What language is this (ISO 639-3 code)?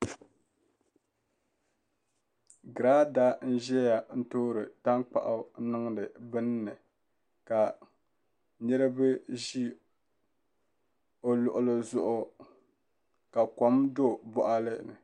dag